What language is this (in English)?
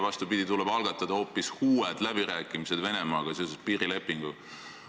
Estonian